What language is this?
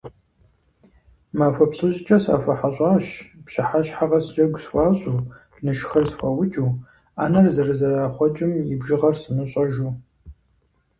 Kabardian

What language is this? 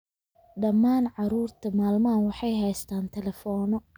Somali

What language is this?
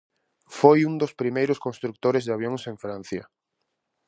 Galician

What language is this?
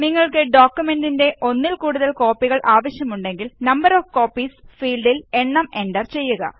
Malayalam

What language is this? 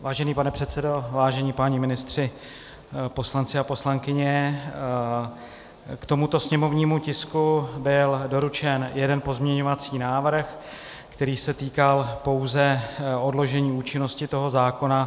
Czech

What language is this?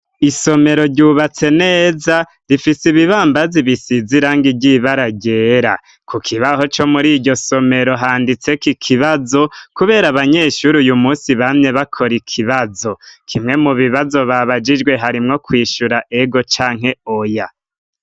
Rundi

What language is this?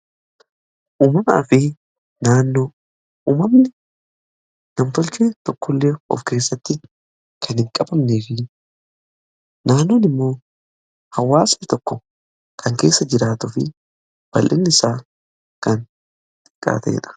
Oromo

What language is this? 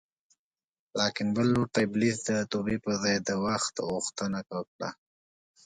Pashto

